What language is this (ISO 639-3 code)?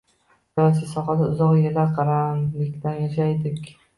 uzb